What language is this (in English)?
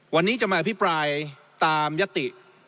Thai